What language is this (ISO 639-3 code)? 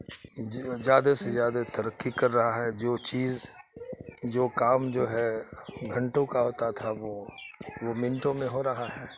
urd